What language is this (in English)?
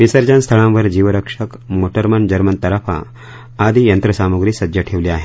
Marathi